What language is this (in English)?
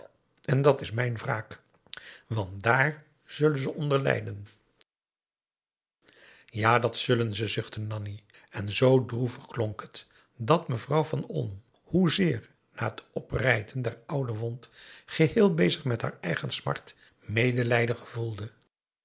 Dutch